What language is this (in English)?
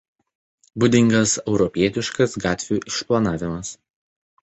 Lithuanian